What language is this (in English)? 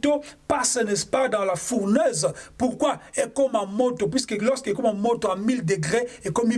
French